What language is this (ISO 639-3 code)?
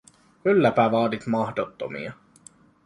fin